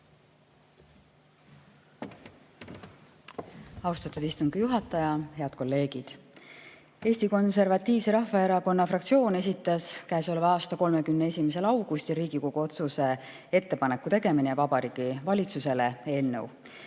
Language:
Estonian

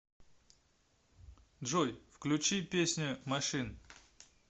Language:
Russian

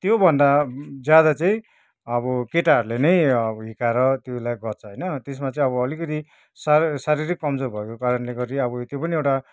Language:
Nepali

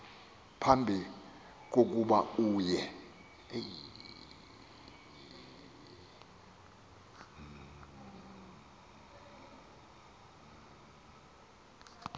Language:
Xhosa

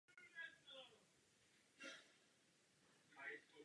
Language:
Czech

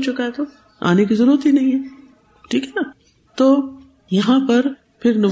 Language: Urdu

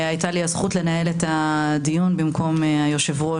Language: Hebrew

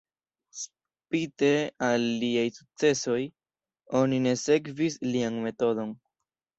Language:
Esperanto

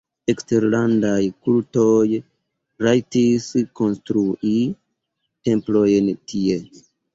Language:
Esperanto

